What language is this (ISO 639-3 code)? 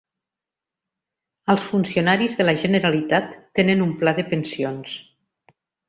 cat